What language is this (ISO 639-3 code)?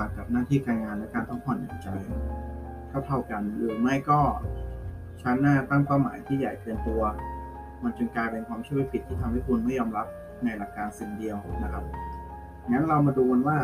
tha